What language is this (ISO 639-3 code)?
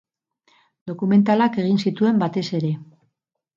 eus